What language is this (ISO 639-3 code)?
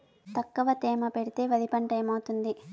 tel